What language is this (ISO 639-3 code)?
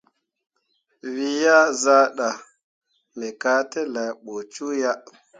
mua